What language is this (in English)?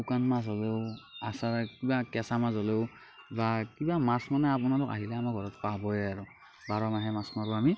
Assamese